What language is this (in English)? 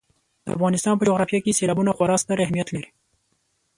Pashto